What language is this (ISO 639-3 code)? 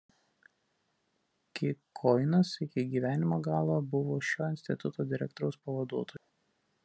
lit